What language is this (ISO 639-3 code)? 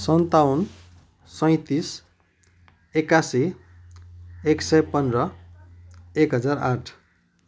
nep